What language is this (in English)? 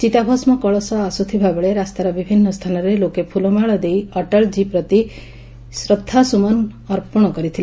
Odia